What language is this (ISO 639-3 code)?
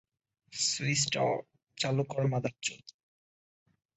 ben